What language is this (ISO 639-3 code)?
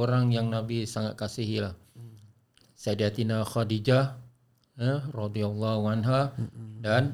msa